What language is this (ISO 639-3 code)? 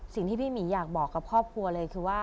tha